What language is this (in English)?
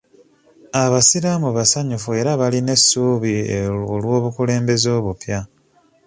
Ganda